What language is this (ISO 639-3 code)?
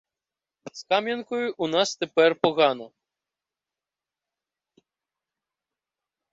ukr